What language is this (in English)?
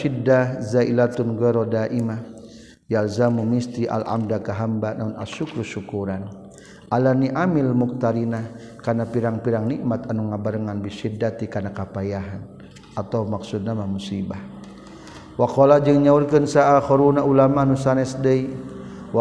Malay